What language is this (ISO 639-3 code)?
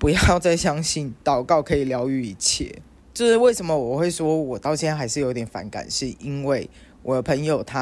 zho